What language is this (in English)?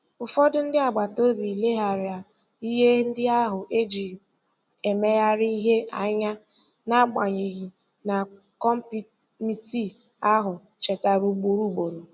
Igbo